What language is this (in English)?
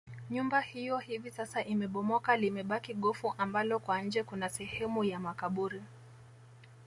Swahili